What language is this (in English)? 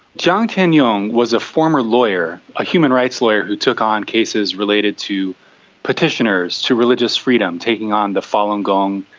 English